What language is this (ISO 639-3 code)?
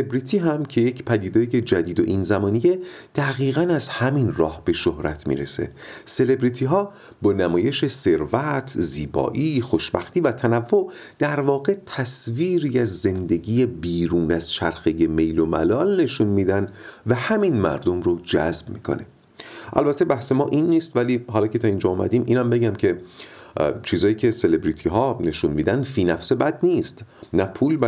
fas